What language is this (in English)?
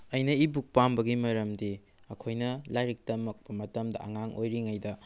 Manipuri